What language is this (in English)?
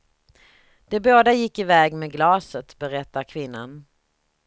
Swedish